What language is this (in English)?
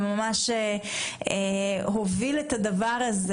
Hebrew